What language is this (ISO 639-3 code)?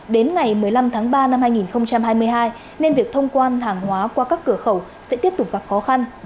vie